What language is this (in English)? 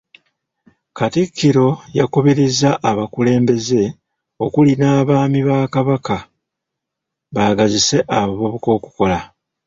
Ganda